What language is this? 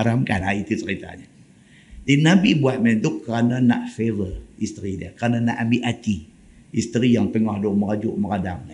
Malay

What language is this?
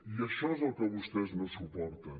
Catalan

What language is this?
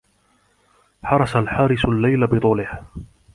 Arabic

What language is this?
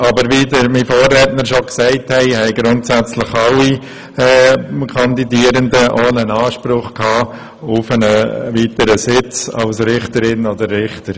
Swiss German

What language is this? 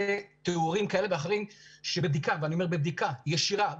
Hebrew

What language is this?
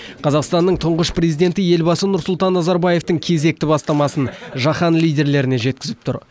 Kazakh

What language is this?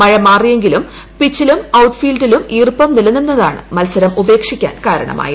Malayalam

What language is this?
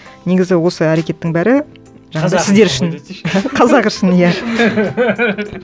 Kazakh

